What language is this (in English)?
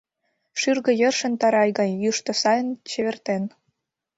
Mari